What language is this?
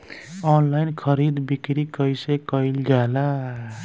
Bhojpuri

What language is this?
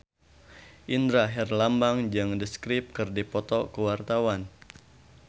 Sundanese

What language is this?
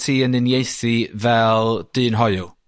Welsh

